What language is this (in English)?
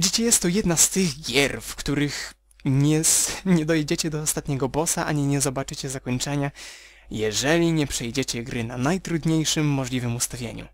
Polish